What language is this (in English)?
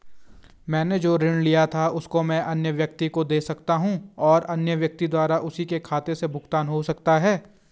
Hindi